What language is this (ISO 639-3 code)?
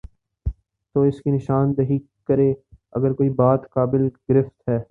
urd